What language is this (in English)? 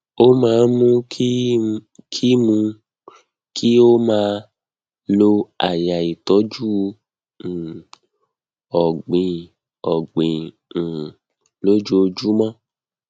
Yoruba